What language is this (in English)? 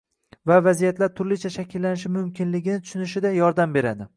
Uzbek